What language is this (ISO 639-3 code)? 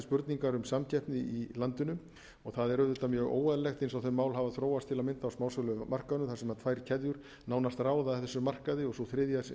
isl